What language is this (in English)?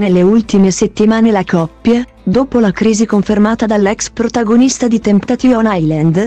Italian